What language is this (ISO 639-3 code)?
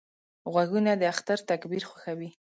pus